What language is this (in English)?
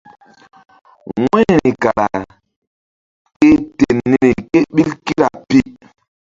Mbum